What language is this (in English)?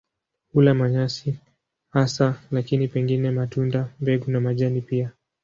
Swahili